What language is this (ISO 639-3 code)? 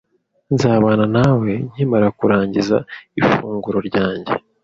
kin